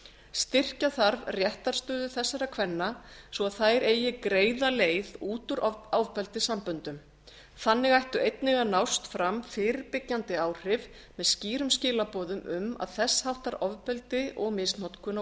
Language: Icelandic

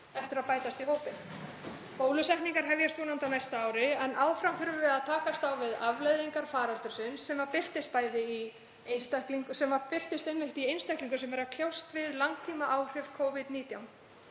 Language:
Icelandic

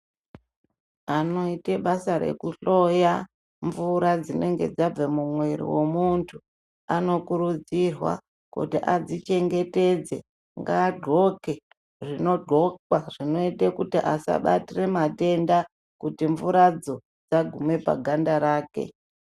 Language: Ndau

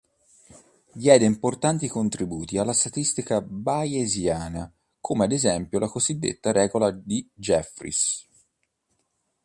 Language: Italian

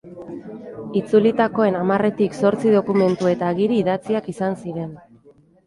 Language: Basque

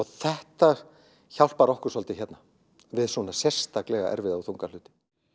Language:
Icelandic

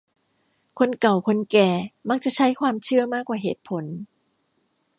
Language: Thai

